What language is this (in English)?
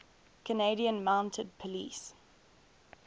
English